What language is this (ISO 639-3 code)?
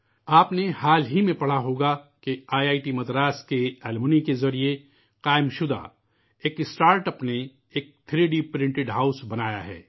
urd